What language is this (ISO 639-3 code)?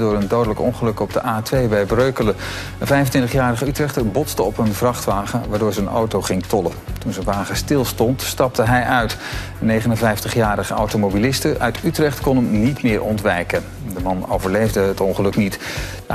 nld